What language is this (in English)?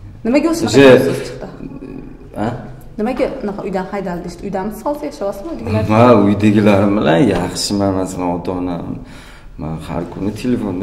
Turkish